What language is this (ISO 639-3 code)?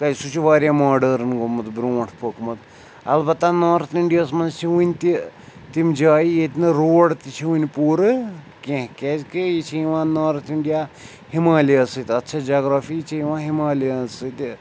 kas